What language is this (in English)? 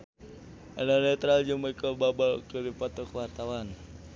Sundanese